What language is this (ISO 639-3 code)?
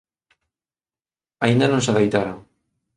glg